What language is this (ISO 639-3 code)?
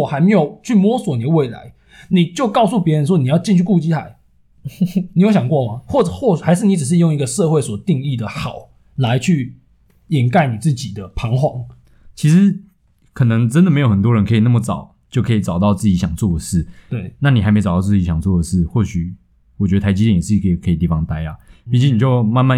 zho